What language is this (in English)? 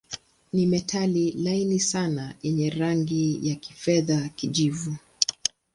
Swahili